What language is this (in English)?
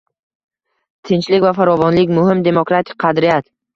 Uzbek